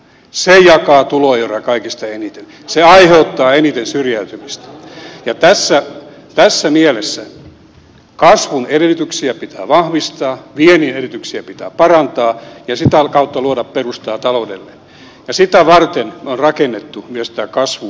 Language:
Finnish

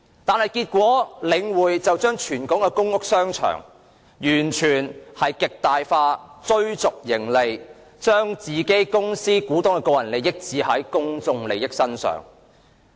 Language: Cantonese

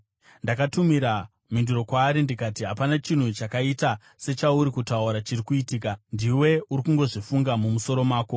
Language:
Shona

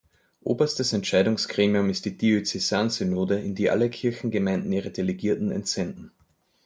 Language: German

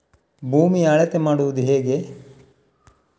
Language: Kannada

